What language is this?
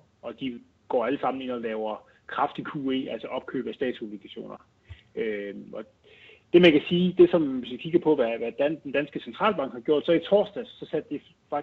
Danish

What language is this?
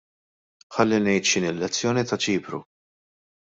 Maltese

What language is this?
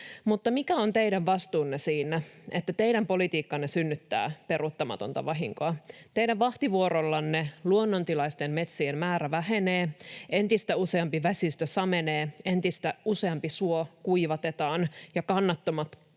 Finnish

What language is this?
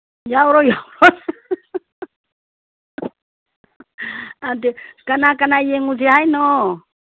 Manipuri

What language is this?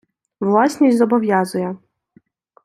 Ukrainian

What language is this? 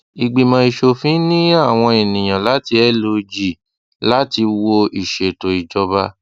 Yoruba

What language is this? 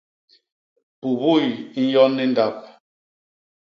Basaa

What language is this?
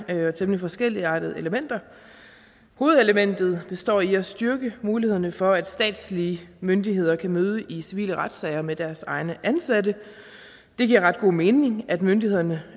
Danish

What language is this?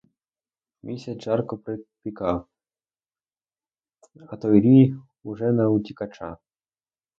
Ukrainian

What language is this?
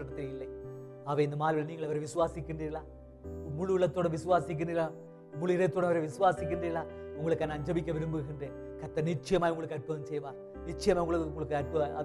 Tamil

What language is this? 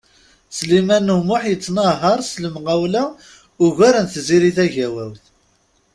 Kabyle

